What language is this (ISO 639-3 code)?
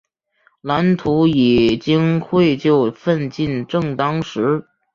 zho